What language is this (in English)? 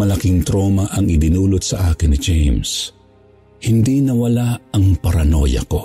Filipino